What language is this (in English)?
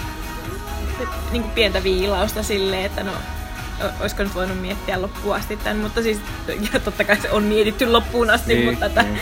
Finnish